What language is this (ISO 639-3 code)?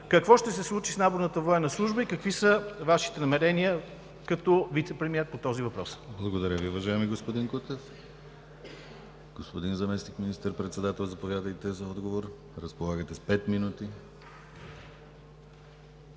bul